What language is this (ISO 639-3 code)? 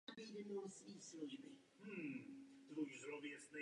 ces